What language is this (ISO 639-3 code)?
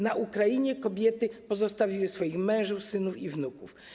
pol